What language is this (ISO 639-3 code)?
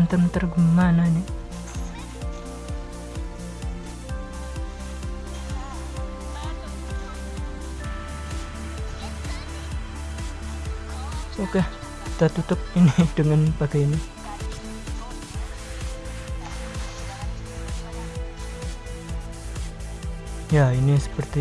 ind